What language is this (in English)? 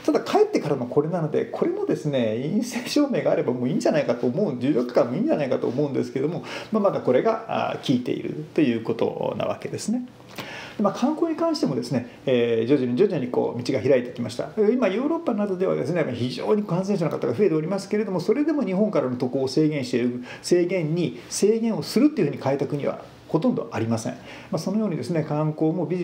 Japanese